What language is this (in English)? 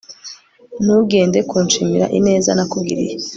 Kinyarwanda